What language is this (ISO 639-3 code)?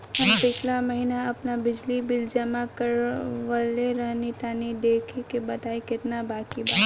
bho